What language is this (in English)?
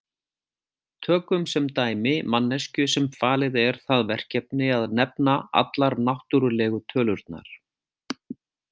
Icelandic